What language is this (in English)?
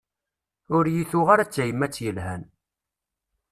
Kabyle